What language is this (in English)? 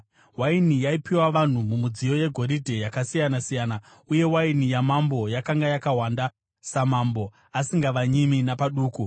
Shona